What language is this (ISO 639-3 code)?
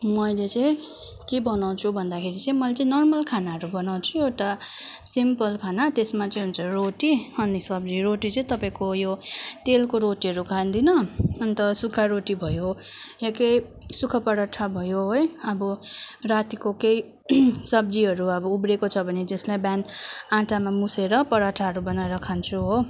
nep